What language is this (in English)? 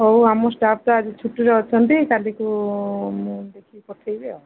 Odia